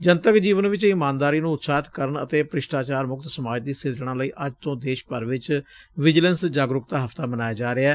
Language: Punjabi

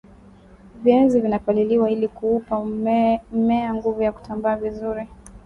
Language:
Swahili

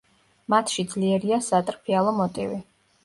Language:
Georgian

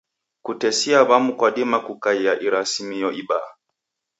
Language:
Taita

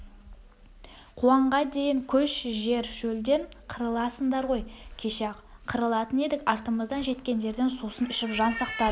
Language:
Kazakh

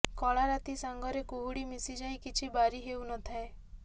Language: Odia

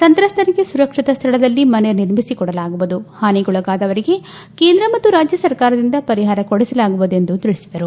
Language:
Kannada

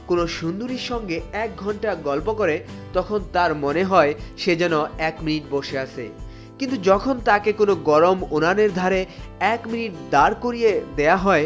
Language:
Bangla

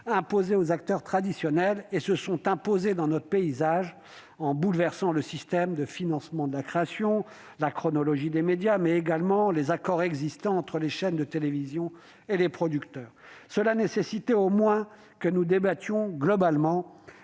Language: French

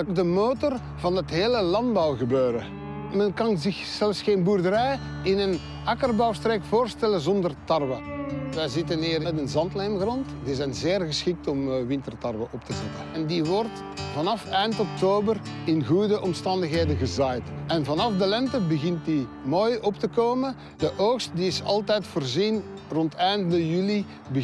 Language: Dutch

